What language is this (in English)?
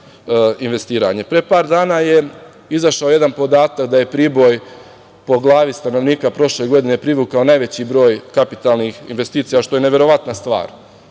Serbian